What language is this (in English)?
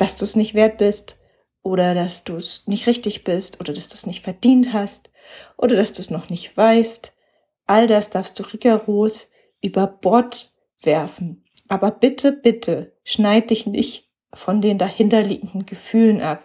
German